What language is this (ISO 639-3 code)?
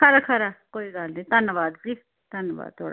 doi